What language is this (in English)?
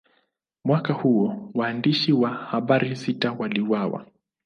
Swahili